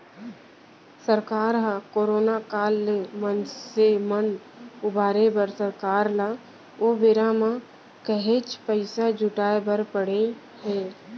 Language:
Chhattisgarhi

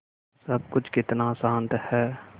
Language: Hindi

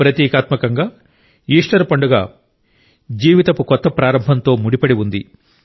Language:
Telugu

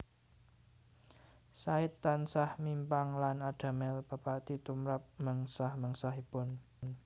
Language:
Javanese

